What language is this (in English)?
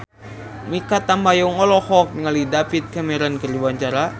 Sundanese